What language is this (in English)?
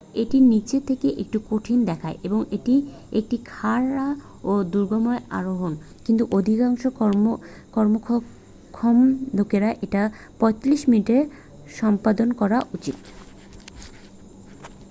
Bangla